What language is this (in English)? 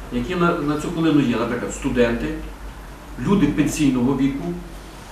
Ukrainian